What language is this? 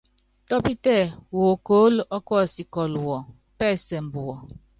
Yangben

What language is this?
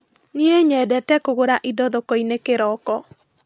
Kikuyu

